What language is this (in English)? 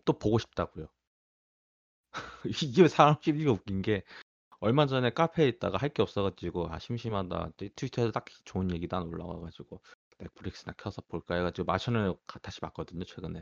Korean